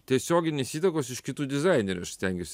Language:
Lithuanian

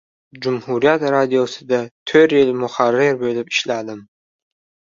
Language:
Uzbek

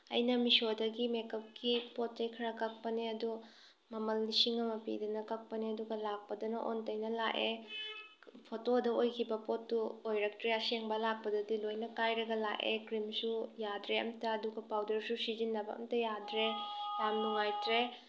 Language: Manipuri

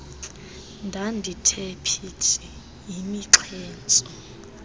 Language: Xhosa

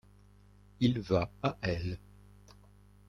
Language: French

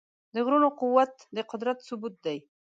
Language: Pashto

